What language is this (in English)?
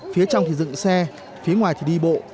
Vietnamese